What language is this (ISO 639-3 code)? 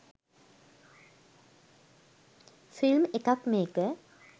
sin